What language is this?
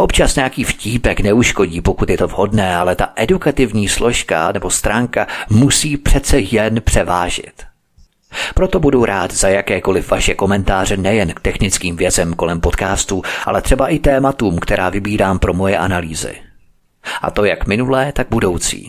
Czech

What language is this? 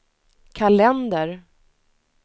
Swedish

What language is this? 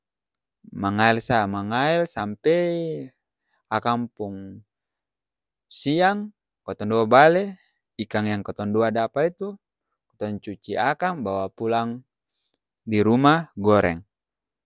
Ambonese Malay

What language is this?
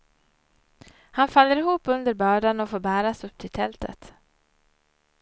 Swedish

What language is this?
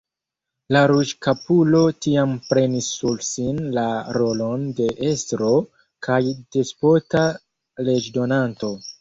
Esperanto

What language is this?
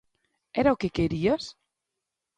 Galician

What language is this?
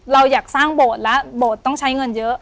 Thai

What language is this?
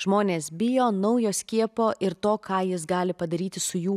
Lithuanian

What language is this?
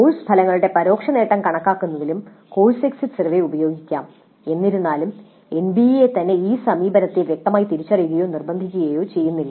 Malayalam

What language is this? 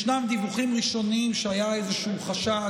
Hebrew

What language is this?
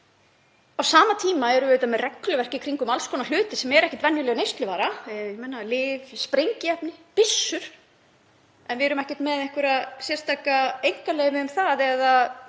Icelandic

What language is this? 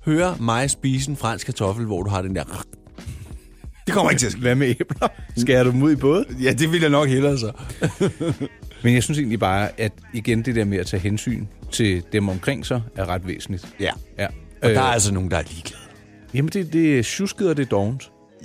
Danish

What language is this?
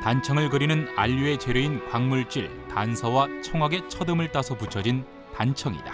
Korean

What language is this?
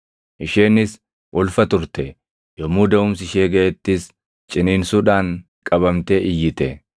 Oromo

